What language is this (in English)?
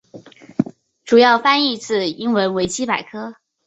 Chinese